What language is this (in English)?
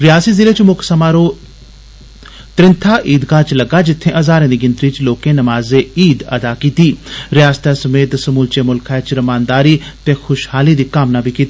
Dogri